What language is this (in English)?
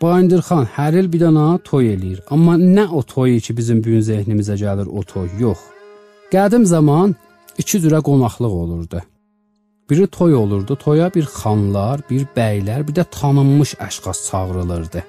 Turkish